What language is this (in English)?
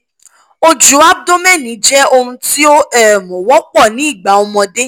Yoruba